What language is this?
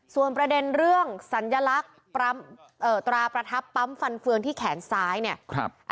Thai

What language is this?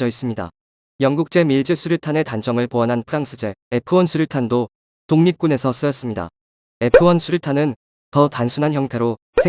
Korean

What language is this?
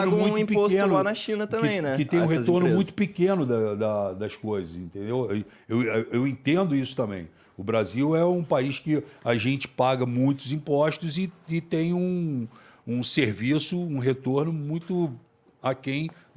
Portuguese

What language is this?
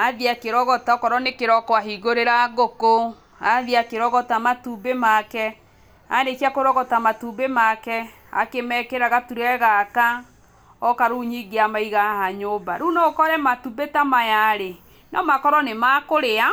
Kikuyu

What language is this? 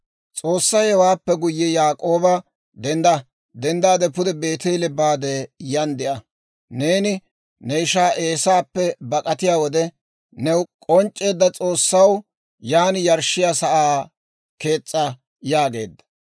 Dawro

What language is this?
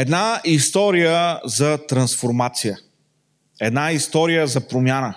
Bulgarian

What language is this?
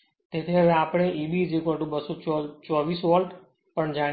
Gujarati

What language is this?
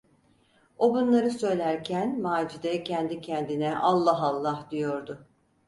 Turkish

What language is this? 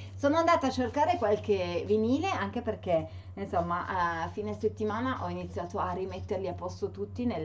Italian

